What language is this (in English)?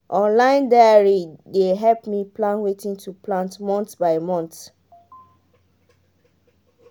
Nigerian Pidgin